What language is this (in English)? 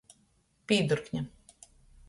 Latgalian